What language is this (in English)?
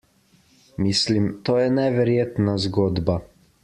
Slovenian